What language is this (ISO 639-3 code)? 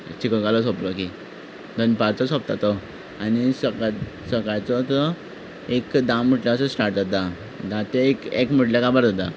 kok